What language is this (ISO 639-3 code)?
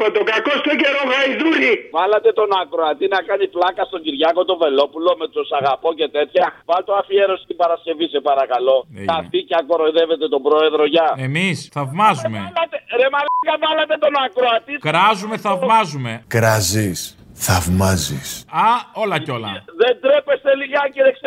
ell